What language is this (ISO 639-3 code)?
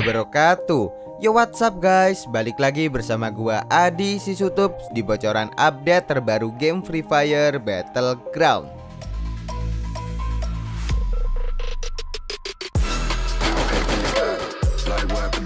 ind